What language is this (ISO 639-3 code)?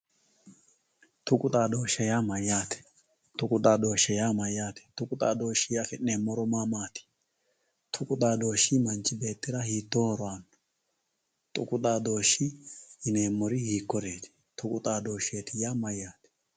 sid